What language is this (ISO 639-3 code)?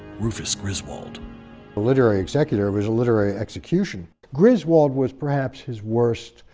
eng